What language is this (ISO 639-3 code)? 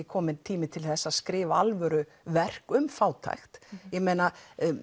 isl